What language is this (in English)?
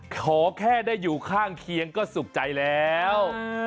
Thai